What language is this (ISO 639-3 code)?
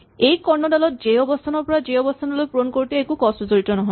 asm